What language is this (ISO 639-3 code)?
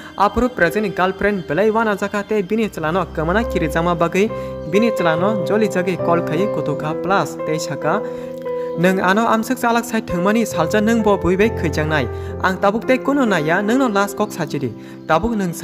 hin